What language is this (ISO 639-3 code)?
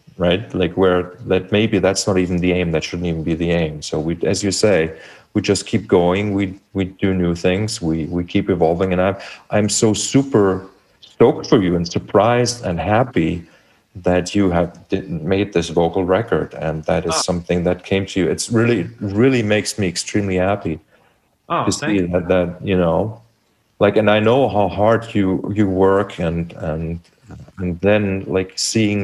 eng